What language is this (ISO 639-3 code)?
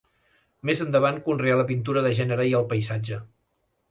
cat